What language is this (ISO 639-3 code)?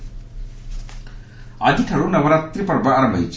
ori